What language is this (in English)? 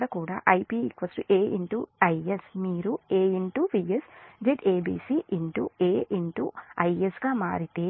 Telugu